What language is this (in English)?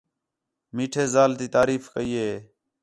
Khetrani